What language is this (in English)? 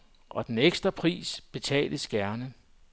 Danish